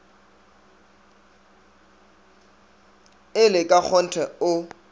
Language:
Northern Sotho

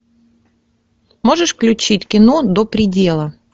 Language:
Russian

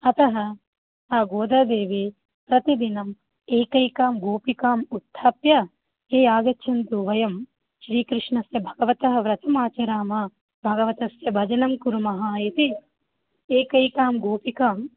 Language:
Sanskrit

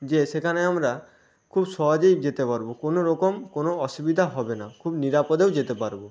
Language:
Bangla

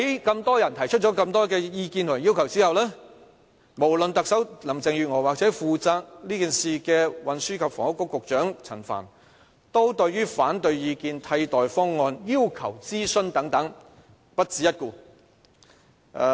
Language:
Cantonese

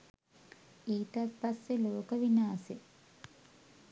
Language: Sinhala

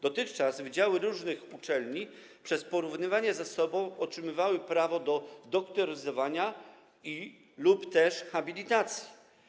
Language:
Polish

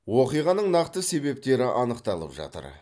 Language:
Kazakh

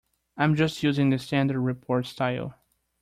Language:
English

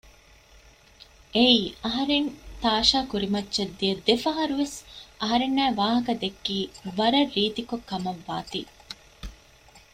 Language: Divehi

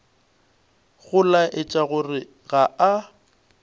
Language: Northern Sotho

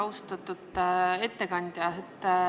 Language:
Estonian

